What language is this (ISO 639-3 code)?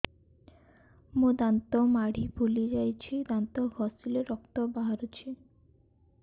ori